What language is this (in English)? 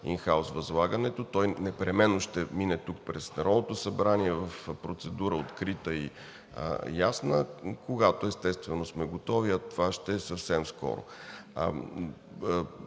Bulgarian